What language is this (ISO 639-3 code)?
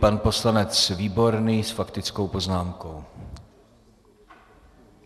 ces